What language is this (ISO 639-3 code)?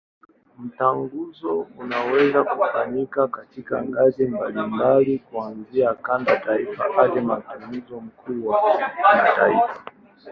swa